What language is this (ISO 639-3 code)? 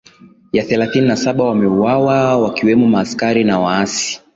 swa